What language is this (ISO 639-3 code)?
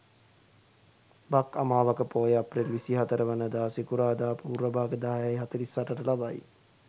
sin